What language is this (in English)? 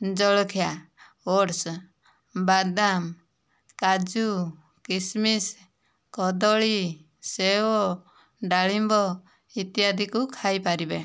Odia